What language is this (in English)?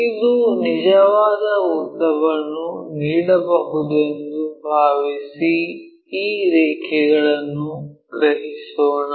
Kannada